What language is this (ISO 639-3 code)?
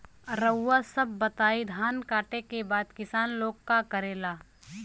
bho